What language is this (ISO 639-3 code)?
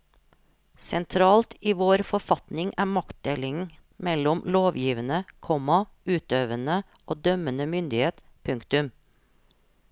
nor